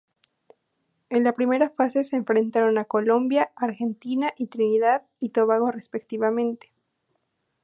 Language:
Spanish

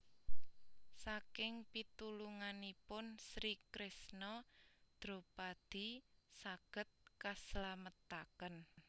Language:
Javanese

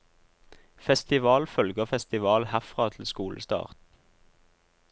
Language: Norwegian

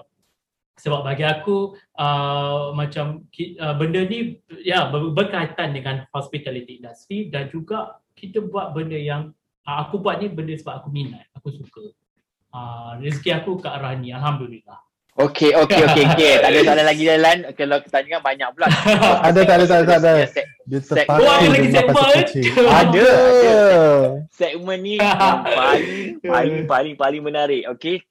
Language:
Malay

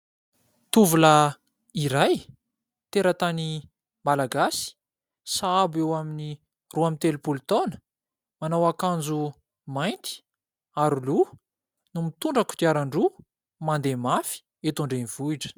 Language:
Malagasy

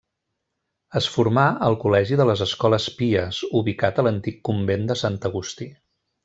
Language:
Catalan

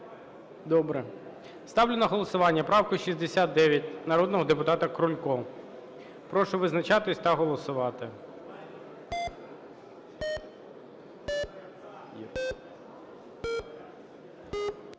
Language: Ukrainian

